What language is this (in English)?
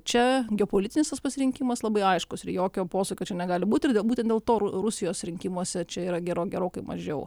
Lithuanian